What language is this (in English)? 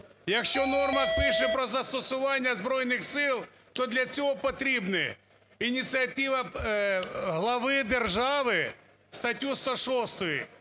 Ukrainian